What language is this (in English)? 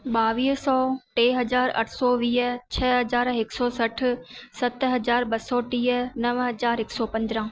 Sindhi